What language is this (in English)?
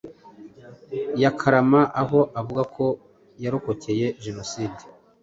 Kinyarwanda